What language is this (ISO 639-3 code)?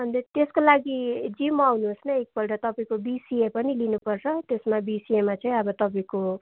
nep